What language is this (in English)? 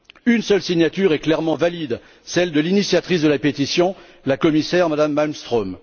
French